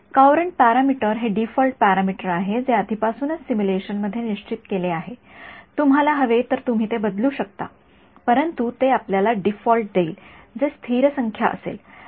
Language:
Marathi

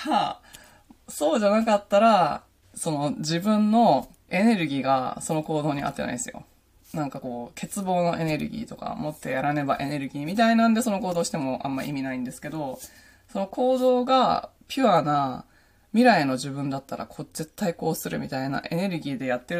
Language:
Japanese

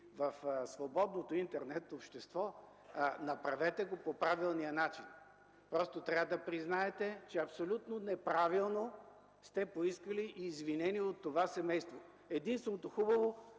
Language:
Bulgarian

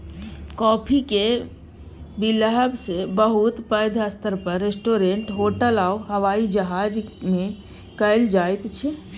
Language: Maithili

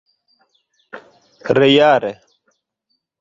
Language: Esperanto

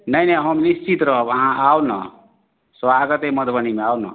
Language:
Maithili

